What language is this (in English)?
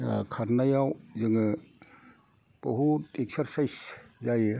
Bodo